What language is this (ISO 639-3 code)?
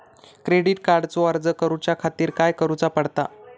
mar